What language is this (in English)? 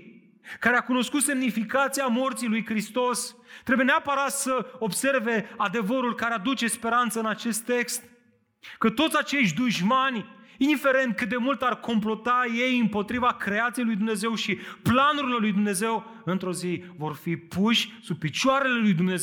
Romanian